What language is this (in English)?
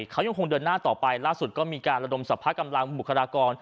Thai